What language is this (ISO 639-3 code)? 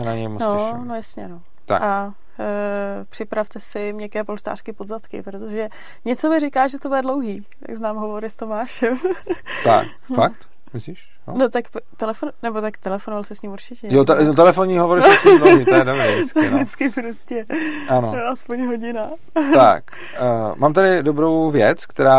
ces